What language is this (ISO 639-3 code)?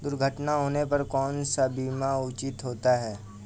hin